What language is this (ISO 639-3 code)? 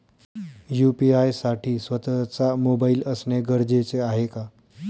mar